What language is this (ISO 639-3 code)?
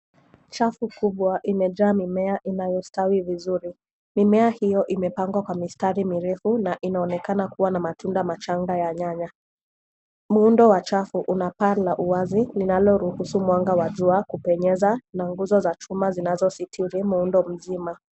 swa